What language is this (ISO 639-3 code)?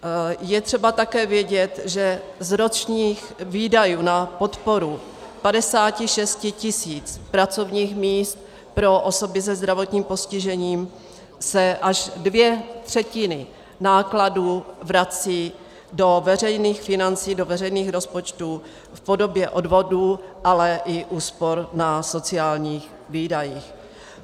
ces